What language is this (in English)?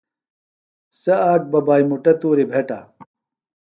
Phalura